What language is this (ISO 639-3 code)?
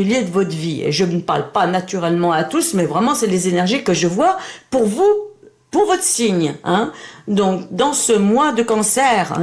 fra